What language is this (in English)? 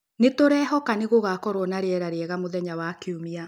Kikuyu